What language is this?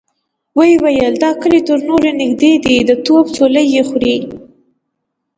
Pashto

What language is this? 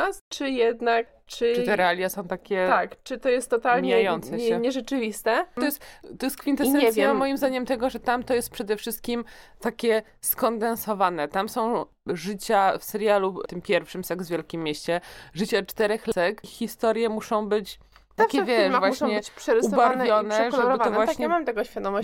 Polish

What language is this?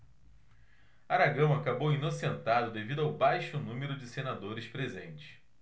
Portuguese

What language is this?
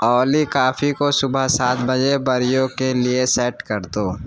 Urdu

